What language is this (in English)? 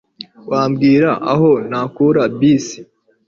Kinyarwanda